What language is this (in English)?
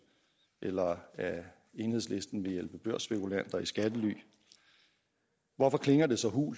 Danish